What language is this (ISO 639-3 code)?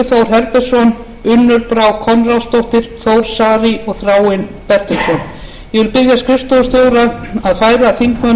isl